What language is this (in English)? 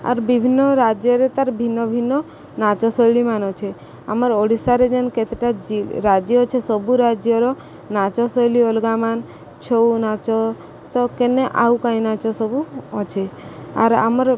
Odia